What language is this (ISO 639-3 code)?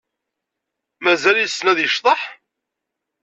kab